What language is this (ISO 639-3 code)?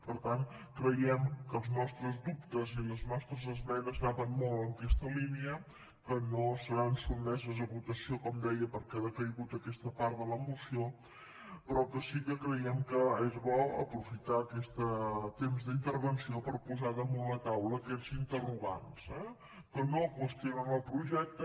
cat